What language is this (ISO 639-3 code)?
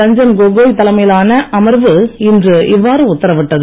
tam